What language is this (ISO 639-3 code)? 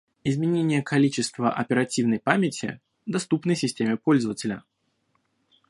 rus